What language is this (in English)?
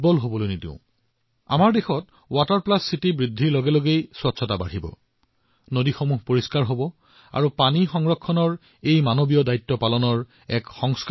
Assamese